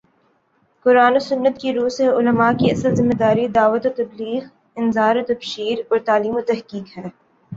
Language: Urdu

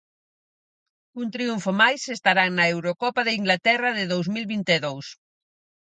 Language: Galician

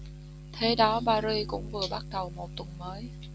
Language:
Vietnamese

